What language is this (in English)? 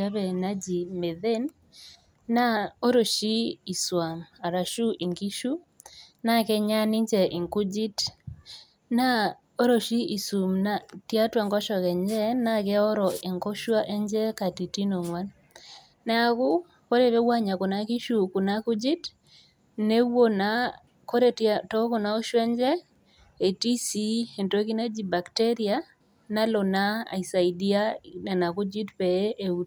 Masai